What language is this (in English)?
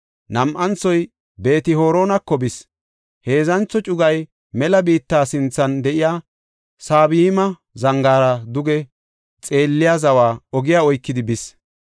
Gofa